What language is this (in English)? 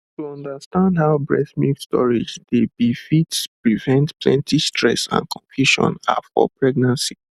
Nigerian Pidgin